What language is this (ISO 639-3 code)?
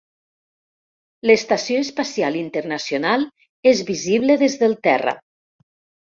cat